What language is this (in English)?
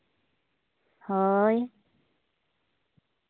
Santali